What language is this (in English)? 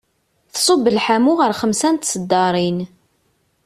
Kabyle